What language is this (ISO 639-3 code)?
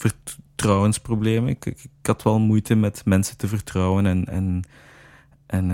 nld